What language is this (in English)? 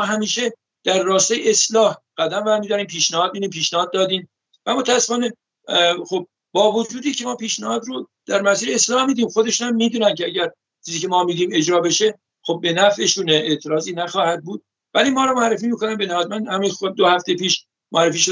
Persian